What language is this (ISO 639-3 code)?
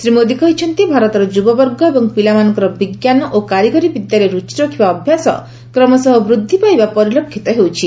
ori